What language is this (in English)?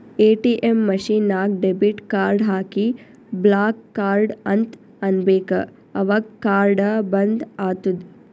Kannada